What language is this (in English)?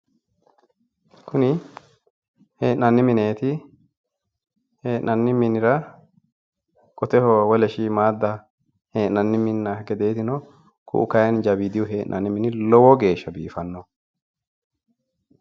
Sidamo